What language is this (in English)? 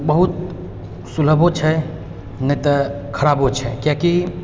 Maithili